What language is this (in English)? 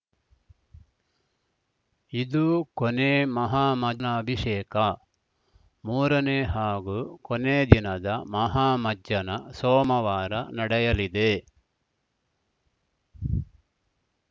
Kannada